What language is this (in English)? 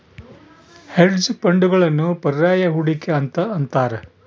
Kannada